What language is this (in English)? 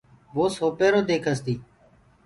Gurgula